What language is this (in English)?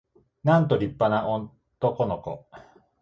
Japanese